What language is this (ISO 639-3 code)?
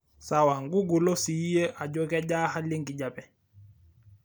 mas